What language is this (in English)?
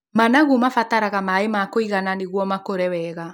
Kikuyu